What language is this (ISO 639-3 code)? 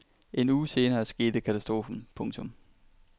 dan